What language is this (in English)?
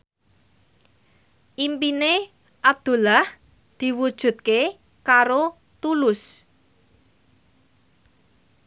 Javanese